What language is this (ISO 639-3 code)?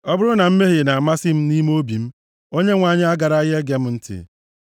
ibo